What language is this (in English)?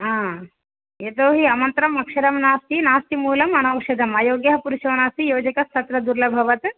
Sanskrit